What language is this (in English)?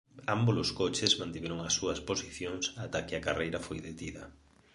Galician